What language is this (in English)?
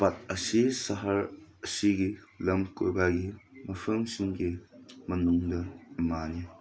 Manipuri